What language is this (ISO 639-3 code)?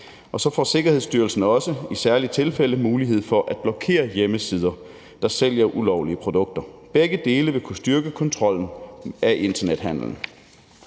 dan